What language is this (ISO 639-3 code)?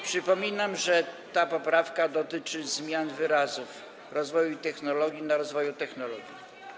pol